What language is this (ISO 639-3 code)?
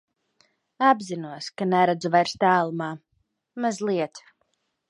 lav